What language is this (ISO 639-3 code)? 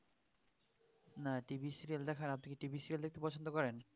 ben